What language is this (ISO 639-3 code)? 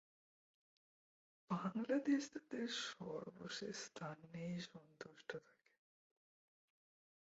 ben